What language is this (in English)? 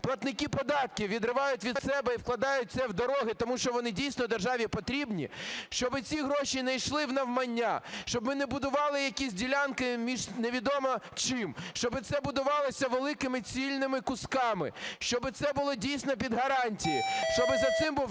Ukrainian